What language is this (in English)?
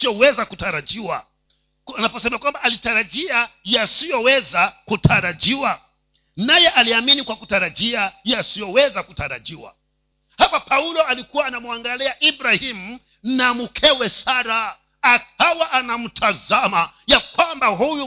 Swahili